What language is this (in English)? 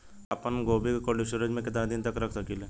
Bhojpuri